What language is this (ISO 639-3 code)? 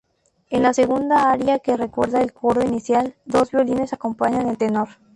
spa